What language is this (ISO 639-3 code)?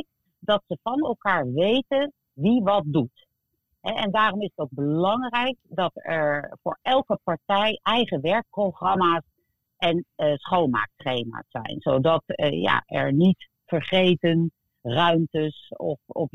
nld